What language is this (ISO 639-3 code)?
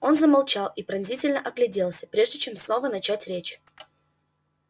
rus